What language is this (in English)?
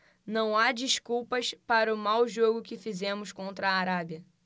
Portuguese